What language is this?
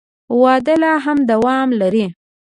Pashto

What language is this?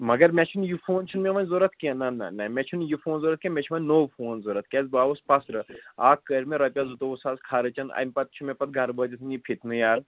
Kashmiri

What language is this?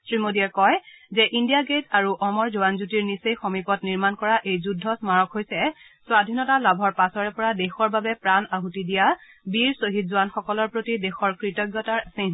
Assamese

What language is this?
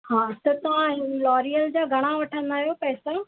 Sindhi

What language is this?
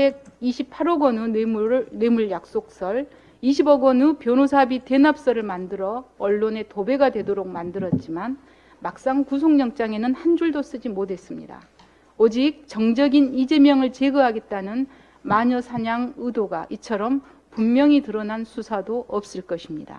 Korean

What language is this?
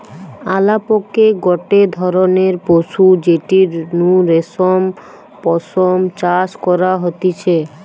Bangla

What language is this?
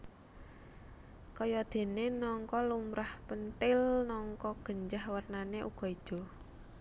Javanese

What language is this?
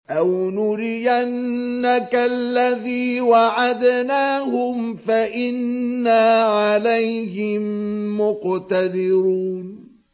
Arabic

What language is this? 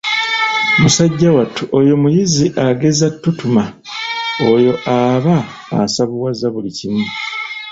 Ganda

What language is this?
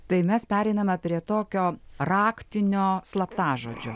Lithuanian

